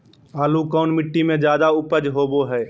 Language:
Magahi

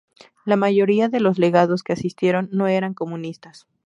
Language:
Spanish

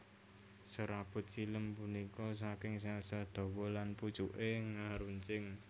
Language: Javanese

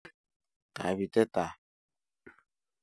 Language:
Kalenjin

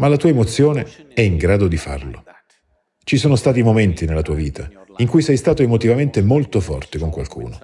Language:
Italian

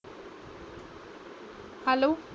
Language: Marathi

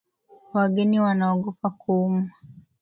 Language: Swahili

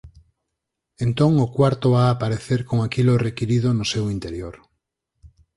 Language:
Galician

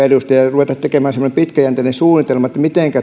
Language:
Finnish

